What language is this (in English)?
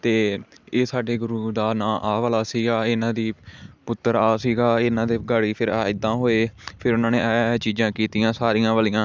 Punjabi